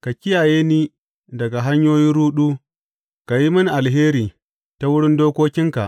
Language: Hausa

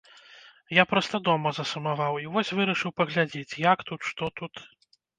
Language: Belarusian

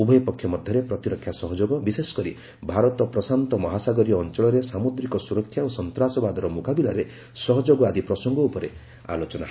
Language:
Odia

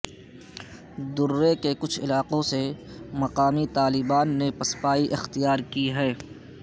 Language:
Urdu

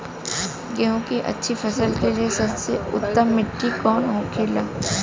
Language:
Bhojpuri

